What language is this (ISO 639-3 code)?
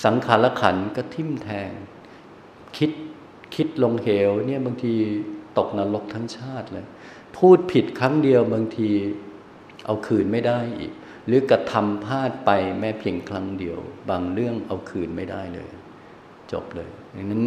tha